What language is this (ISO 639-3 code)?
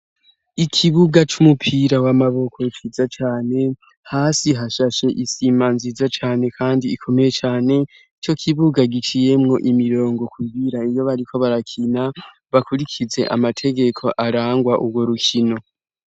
run